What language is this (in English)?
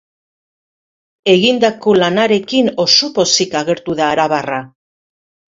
Basque